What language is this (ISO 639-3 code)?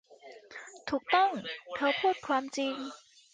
tha